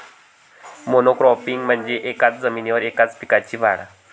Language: Marathi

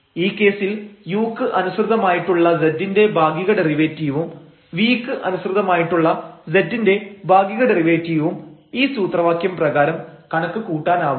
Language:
Malayalam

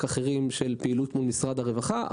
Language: Hebrew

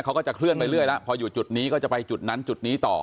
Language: Thai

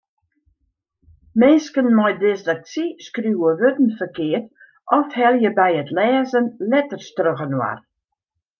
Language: Western Frisian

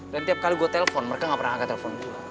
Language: Indonesian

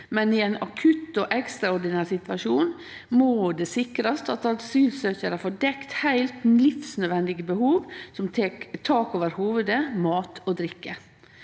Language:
Norwegian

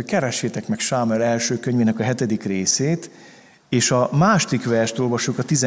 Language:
Hungarian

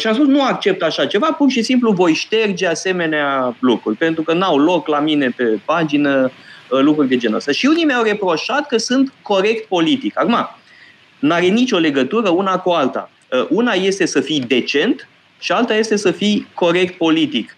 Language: Romanian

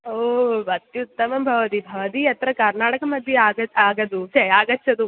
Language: Sanskrit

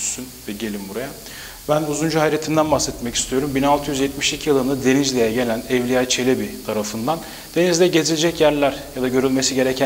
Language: Turkish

